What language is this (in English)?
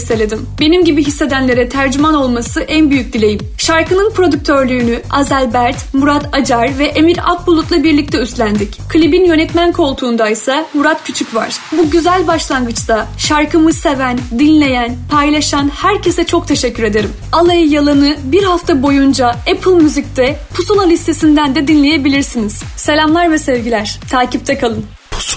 Turkish